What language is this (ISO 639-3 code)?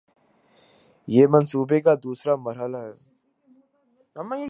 urd